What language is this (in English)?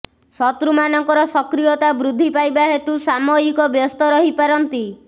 Odia